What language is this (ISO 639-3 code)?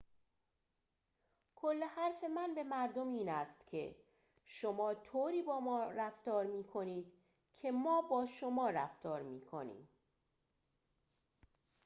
fas